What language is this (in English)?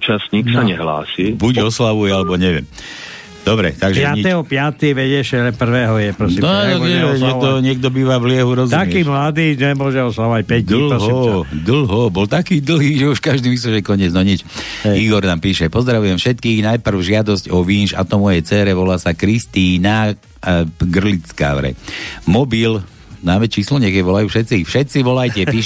Slovak